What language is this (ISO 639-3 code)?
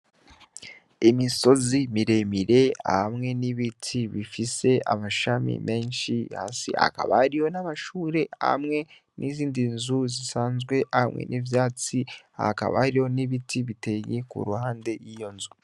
run